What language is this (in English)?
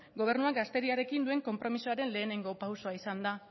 Basque